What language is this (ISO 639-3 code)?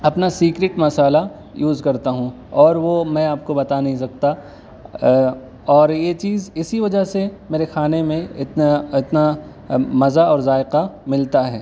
urd